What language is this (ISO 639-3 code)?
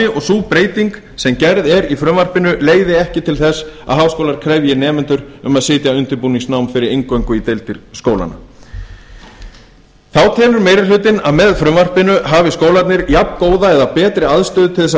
isl